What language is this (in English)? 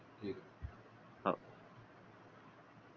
Marathi